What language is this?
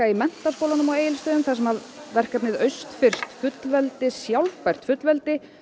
Icelandic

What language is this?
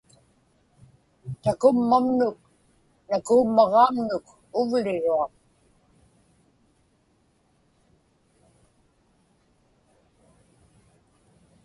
Inupiaq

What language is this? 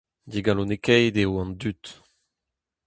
Breton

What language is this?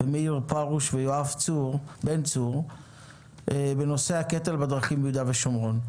Hebrew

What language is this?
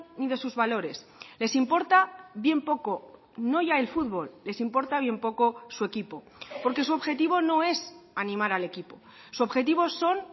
Spanish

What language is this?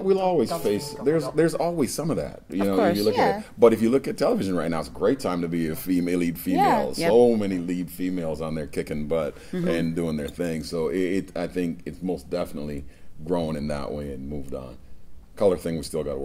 English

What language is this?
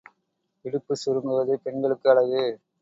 Tamil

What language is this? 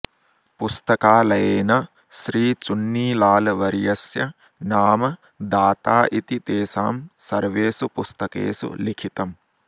Sanskrit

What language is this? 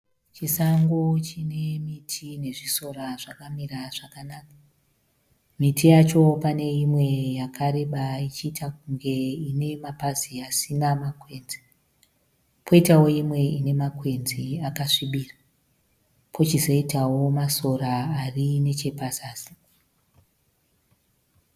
Shona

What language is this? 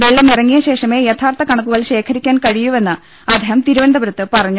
Malayalam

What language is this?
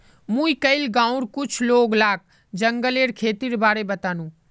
Magahi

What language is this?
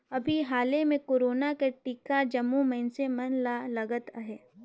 Chhattisgarhi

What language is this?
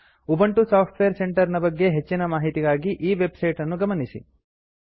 Kannada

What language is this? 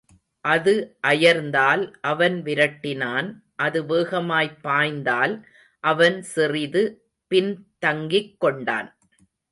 Tamil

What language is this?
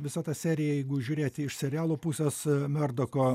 Lithuanian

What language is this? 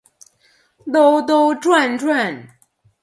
Chinese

